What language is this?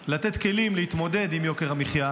Hebrew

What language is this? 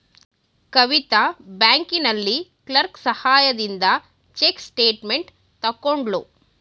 Kannada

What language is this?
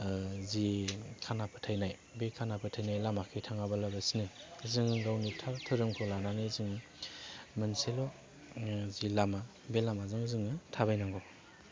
Bodo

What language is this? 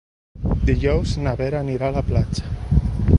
Catalan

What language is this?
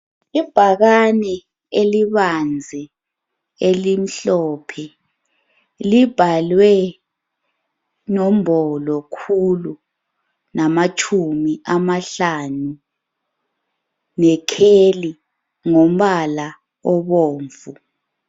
North Ndebele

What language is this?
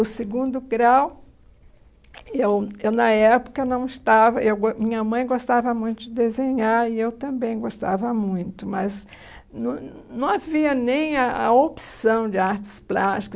Portuguese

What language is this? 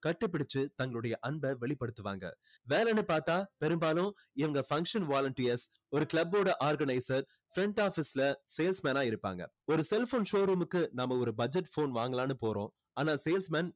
Tamil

